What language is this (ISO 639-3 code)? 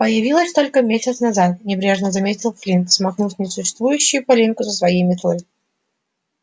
rus